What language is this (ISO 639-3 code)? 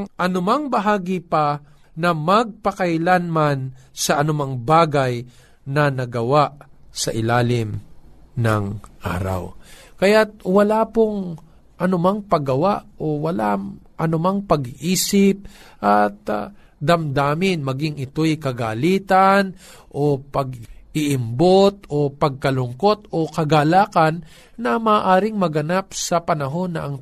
fil